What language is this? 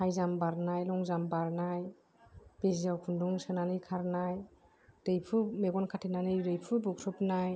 Bodo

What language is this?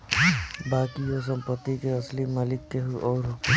Bhojpuri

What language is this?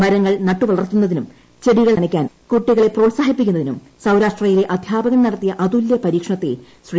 Malayalam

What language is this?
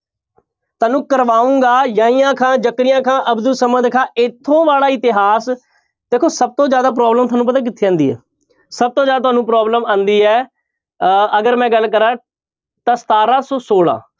Punjabi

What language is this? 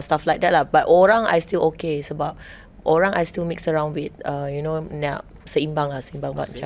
Malay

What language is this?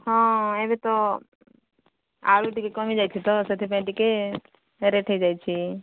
Odia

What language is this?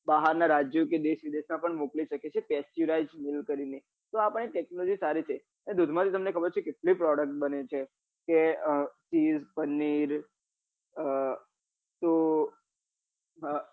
Gujarati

